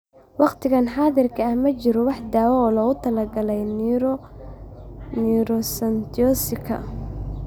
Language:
Somali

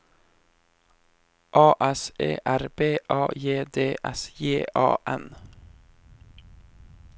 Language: Norwegian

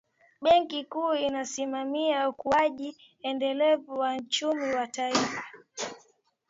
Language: Swahili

